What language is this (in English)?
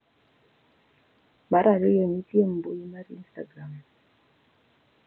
Luo (Kenya and Tanzania)